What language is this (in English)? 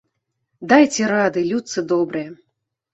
Belarusian